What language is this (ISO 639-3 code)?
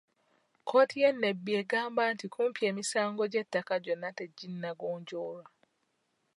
lug